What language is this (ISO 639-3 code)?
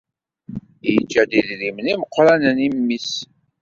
kab